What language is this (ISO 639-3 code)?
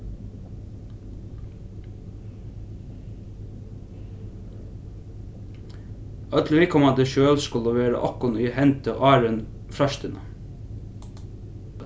fao